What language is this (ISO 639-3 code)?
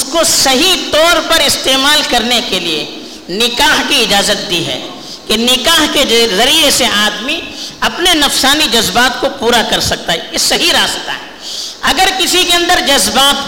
urd